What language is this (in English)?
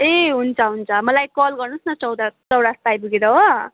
Nepali